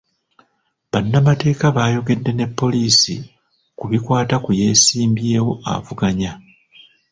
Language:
Ganda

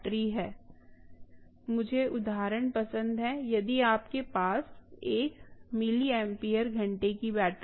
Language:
Hindi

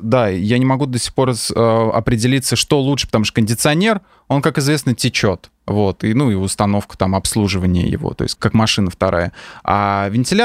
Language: Russian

